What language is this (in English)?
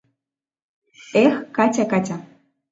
Mari